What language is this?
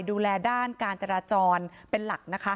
Thai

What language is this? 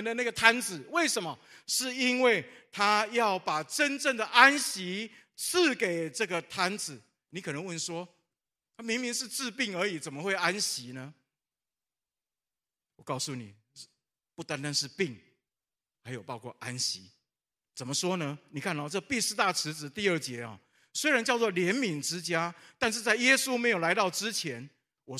Chinese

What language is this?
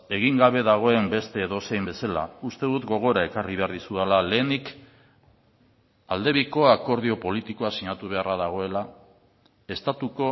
Basque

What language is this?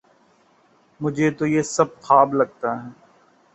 Urdu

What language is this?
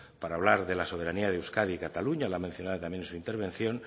Spanish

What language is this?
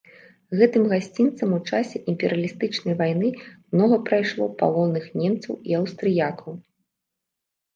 Belarusian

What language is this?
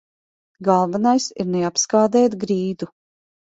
Latvian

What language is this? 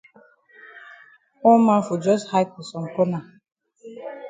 Cameroon Pidgin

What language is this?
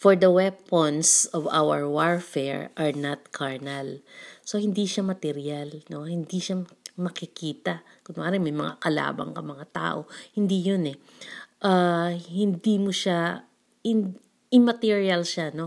Filipino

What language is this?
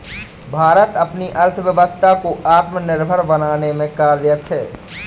Hindi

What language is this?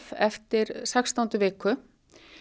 Icelandic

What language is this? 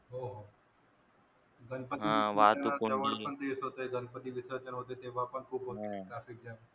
Marathi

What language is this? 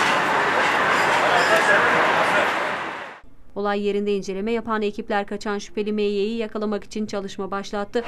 Turkish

